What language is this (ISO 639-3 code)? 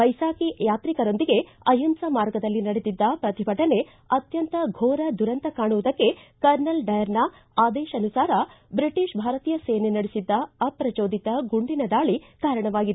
kan